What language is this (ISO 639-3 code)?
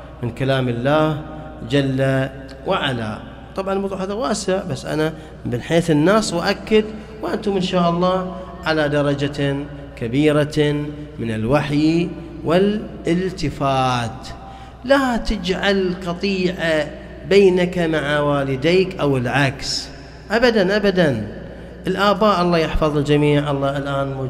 ara